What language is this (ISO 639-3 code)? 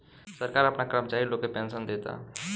bho